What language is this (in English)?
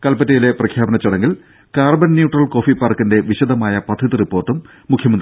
Malayalam